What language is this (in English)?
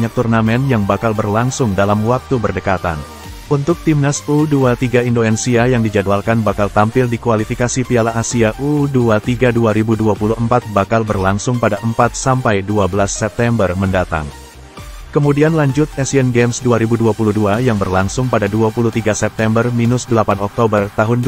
Indonesian